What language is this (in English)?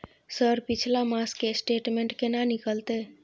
Maithili